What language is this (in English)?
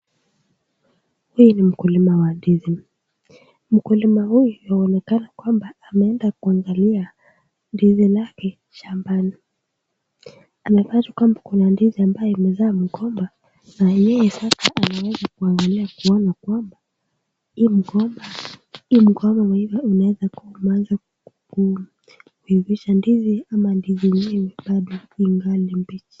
Swahili